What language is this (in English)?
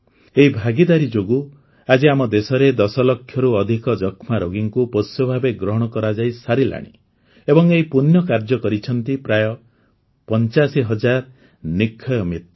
Odia